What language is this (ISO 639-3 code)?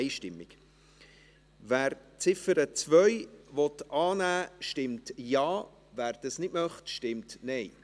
gsw